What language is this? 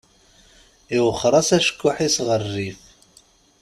Kabyle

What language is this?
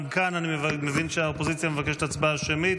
Hebrew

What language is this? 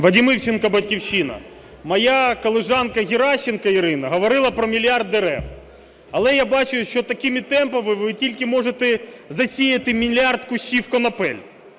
Ukrainian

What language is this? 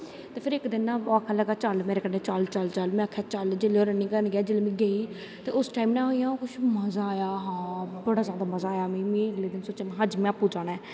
Dogri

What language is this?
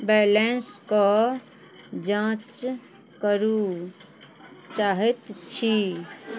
Maithili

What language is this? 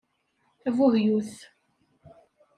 Kabyle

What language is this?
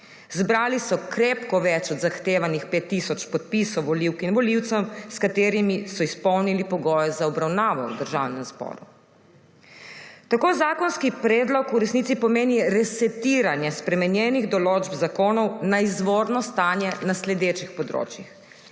Slovenian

